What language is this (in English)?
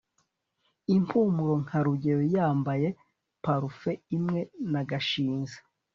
Kinyarwanda